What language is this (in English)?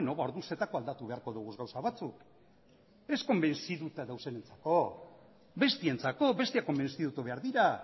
Basque